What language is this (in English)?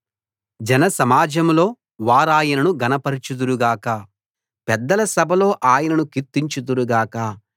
Telugu